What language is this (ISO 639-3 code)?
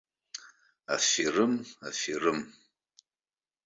abk